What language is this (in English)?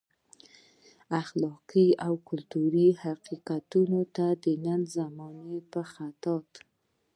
Pashto